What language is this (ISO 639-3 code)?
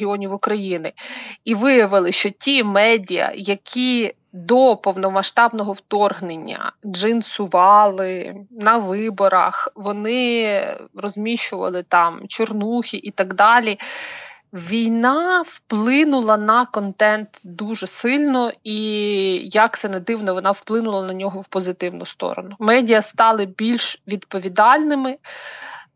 ukr